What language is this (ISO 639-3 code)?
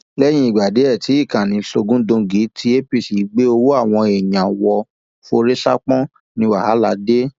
yor